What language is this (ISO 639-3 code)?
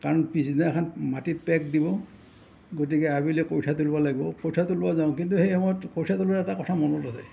asm